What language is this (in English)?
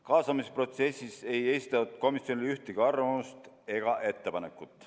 Estonian